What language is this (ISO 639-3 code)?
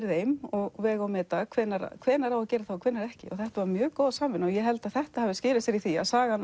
isl